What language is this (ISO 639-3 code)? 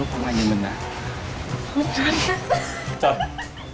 vie